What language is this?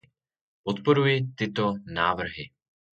Czech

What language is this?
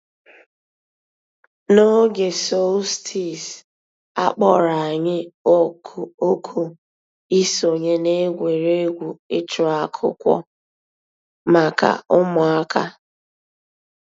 Igbo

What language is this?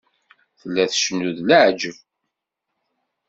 Kabyle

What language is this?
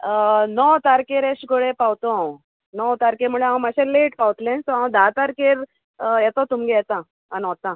Konkani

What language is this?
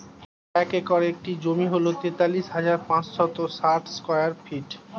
Bangla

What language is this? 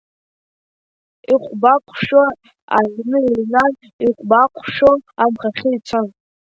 Abkhazian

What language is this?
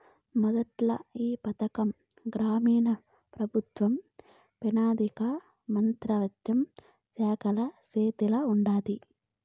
Telugu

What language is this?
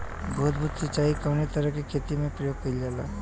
Bhojpuri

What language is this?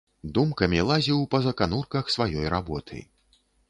Belarusian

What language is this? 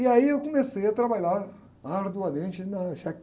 Portuguese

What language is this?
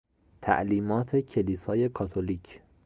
Persian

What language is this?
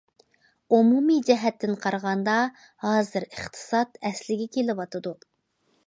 Uyghur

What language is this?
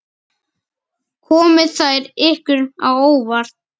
Icelandic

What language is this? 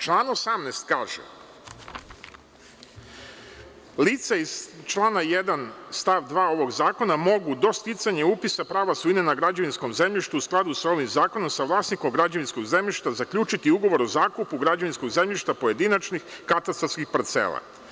Serbian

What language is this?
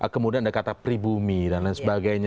Indonesian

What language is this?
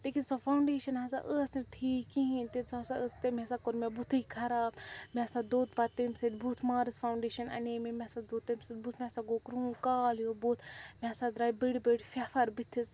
Kashmiri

